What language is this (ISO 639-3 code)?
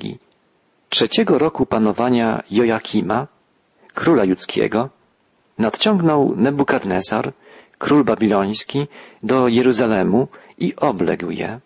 pol